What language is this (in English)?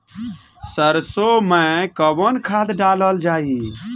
Bhojpuri